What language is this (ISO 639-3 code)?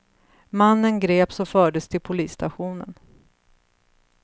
swe